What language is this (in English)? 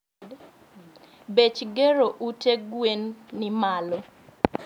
Luo (Kenya and Tanzania)